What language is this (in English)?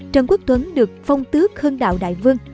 Vietnamese